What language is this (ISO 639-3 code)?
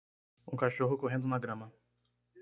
por